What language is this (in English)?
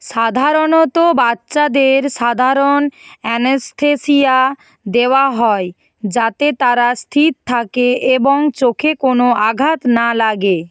Bangla